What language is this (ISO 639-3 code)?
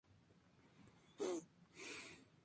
spa